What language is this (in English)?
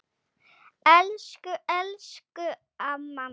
Icelandic